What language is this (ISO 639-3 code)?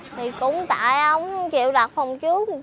vie